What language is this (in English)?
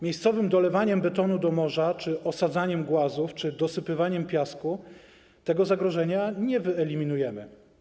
Polish